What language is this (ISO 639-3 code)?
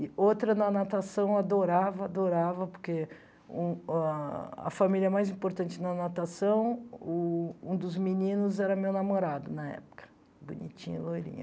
por